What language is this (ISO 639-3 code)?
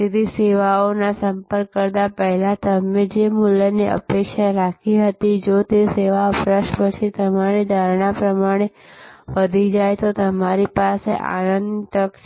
guj